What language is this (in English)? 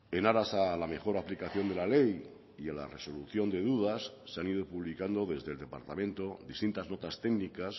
Spanish